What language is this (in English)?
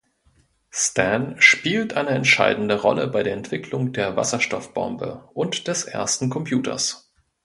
German